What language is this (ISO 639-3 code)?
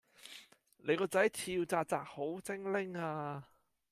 yue